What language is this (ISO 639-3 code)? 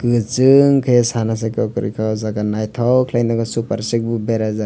trp